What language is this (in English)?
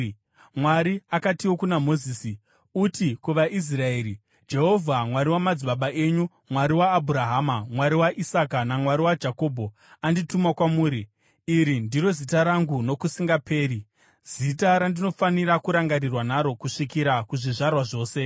Shona